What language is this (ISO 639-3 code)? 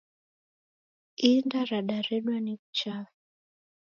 dav